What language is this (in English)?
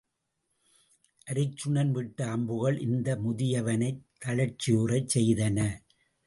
Tamil